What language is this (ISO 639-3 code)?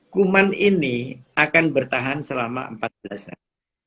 ind